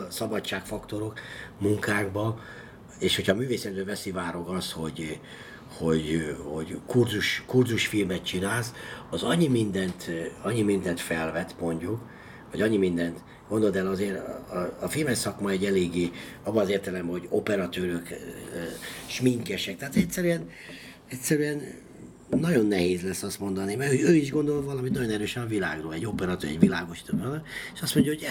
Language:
Hungarian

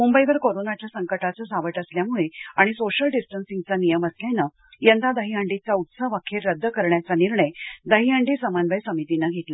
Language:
Marathi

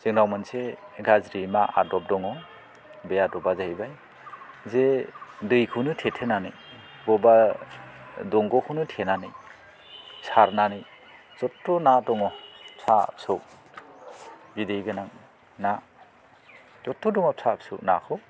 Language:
Bodo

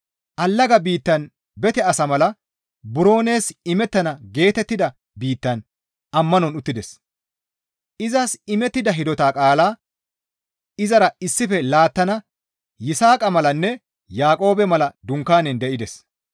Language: Gamo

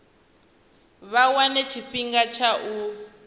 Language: Venda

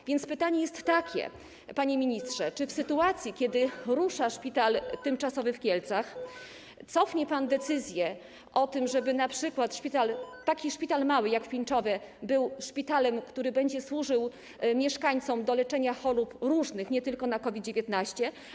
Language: Polish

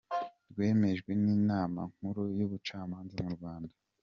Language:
Kinyarwanda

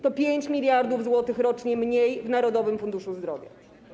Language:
Polish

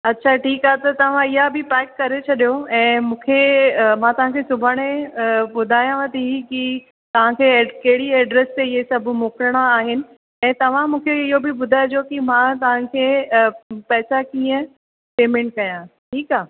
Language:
Sindhi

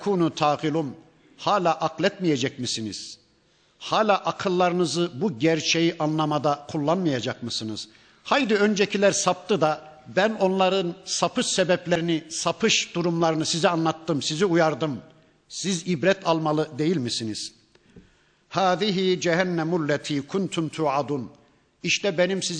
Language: Turkish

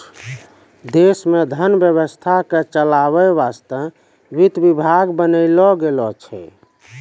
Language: Maithili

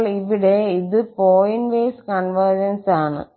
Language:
Malayalam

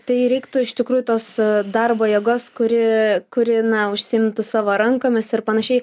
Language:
Lithuanian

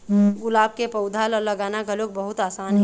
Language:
Chhattisgarhi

